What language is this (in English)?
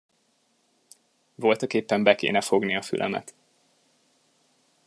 Hungarian